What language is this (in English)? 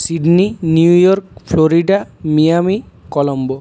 Bangla